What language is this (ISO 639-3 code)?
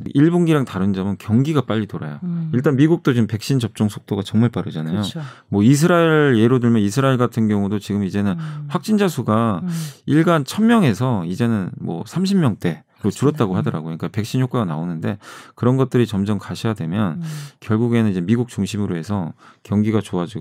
kor